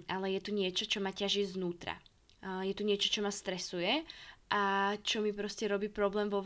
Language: Slovak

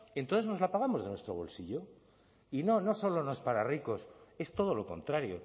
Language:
Spanish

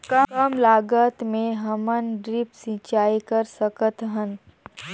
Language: Chhattisgarhi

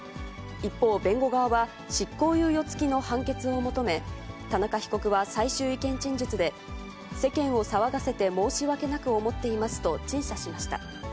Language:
Japanese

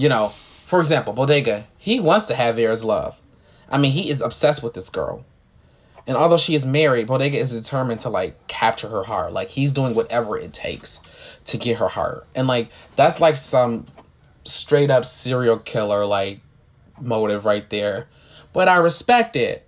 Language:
English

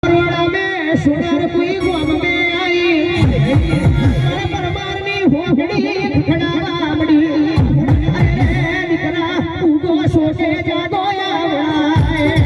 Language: Gujarati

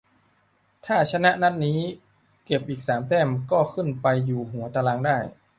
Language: Thai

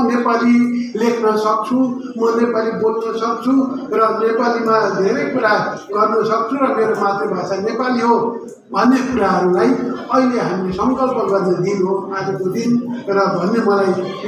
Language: Arabic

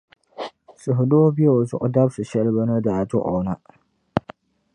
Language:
Dagbani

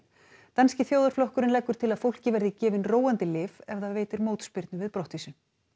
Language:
Icelandic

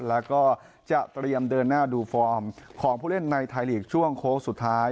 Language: Thai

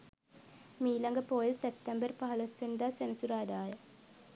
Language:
Sinhala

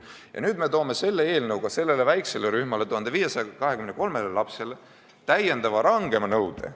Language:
Estonian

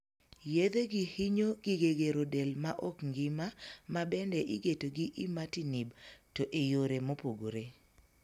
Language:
Luo (Kenya and Tanzania)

